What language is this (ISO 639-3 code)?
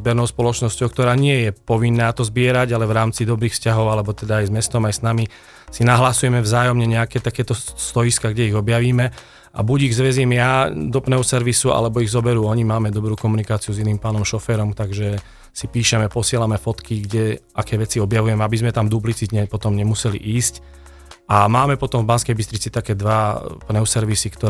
slk